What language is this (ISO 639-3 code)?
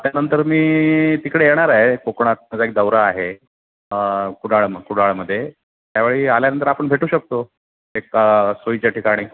mar